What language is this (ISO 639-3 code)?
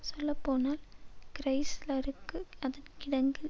tam